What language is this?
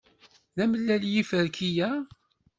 Kabyle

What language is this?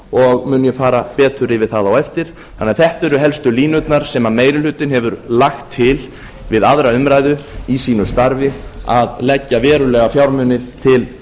Icelandic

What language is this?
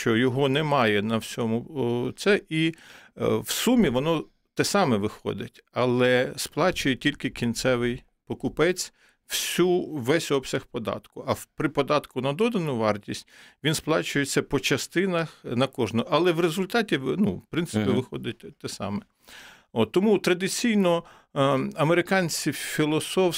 Ukrainian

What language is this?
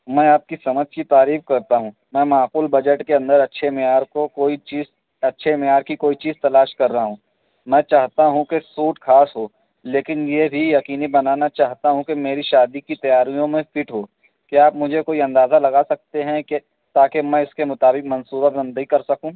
Urdu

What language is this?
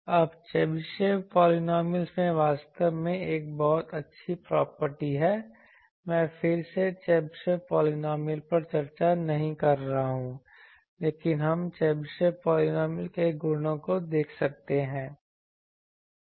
Hindi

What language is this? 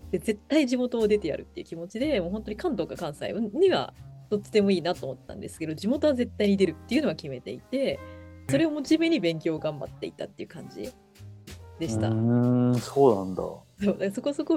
Japanese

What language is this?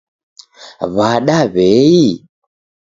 Taita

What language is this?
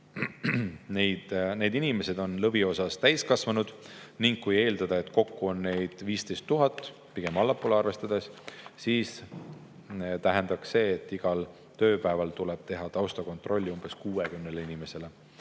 Estonian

